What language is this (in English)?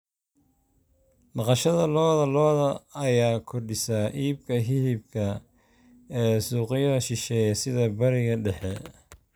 Somali